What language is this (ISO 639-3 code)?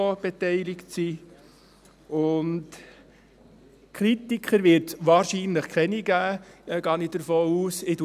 gsw